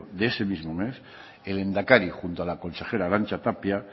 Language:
Spanish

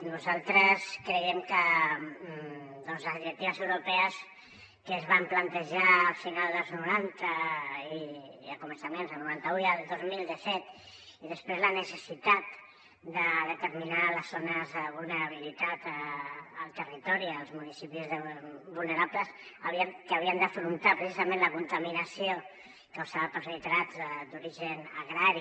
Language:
Catalan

